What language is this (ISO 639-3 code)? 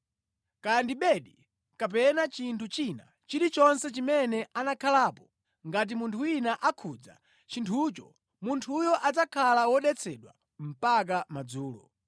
nya